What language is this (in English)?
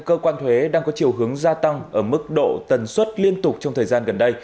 Vietnamese